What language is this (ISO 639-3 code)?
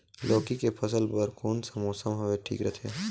hne